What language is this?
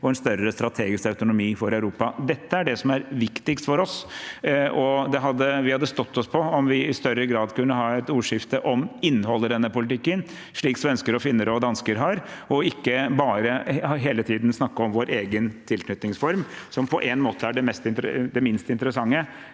Norwegian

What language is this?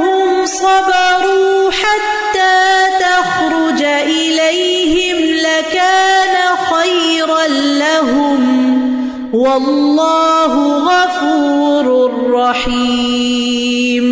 Urdu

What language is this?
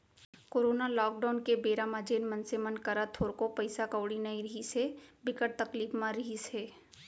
Chhattisgarhi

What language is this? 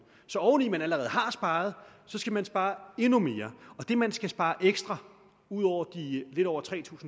Danish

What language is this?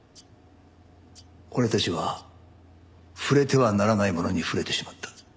Japanese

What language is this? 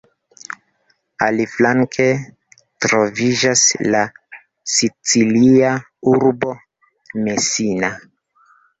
Esperanto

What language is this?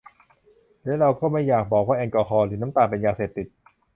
Thai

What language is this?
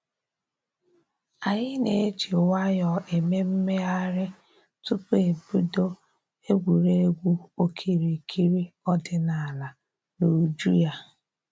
Igbo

